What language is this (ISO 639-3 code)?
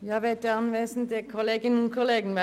gsw